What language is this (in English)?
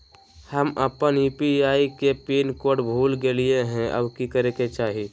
Magahi